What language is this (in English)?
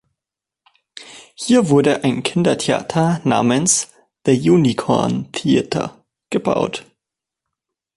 German